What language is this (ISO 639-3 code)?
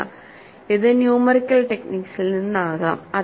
mal